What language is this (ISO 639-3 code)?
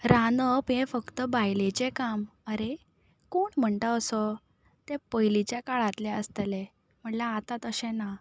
kok